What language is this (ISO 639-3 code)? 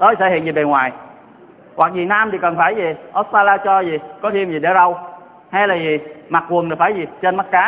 vie